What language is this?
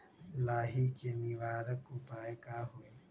Magahi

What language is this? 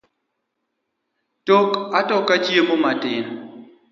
Luo (Kenya and Tanzania)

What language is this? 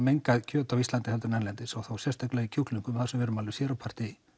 Icelandic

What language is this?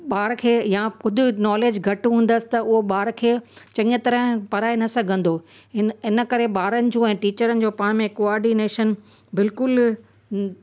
Sindhi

